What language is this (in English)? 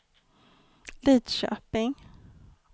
Swedish